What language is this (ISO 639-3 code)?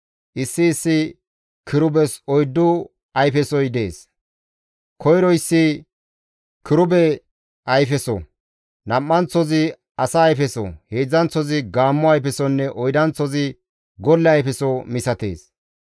gmv